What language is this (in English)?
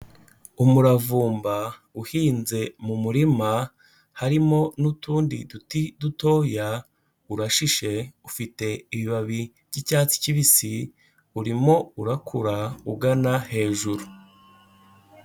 Kinyarwanda